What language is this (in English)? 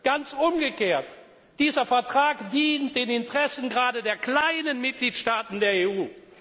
German